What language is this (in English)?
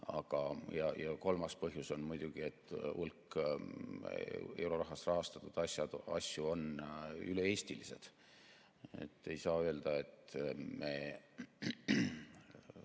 Estonian